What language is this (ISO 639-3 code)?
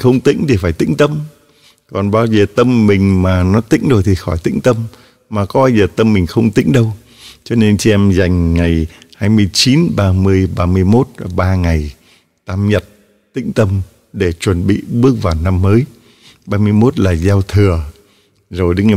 vie